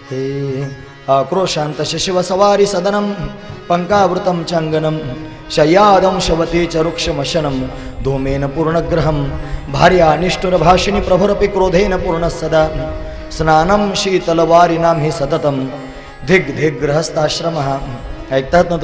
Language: Hindi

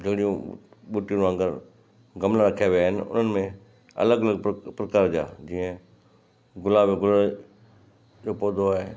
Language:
Sindhi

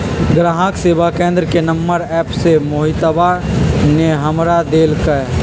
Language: Magahi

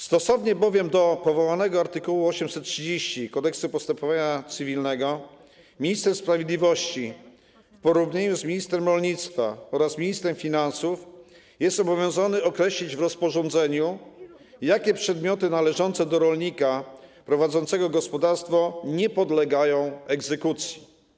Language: Polish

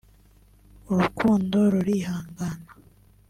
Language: Kinyarwanda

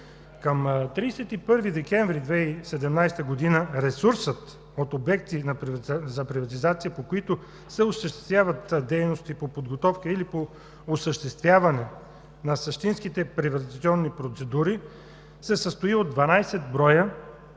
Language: Bulgarian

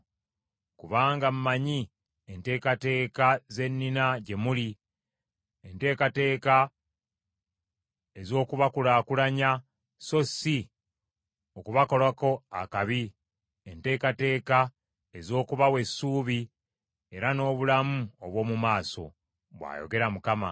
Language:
Ganda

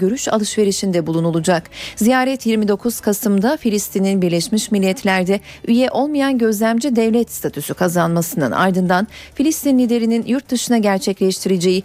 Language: Turkish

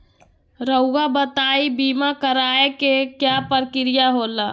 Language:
Magahi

